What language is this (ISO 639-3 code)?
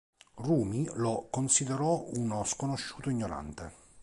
ita